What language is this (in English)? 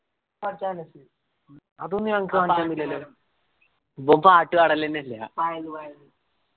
Malayalam